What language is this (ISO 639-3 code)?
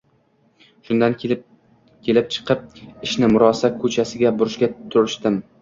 uzb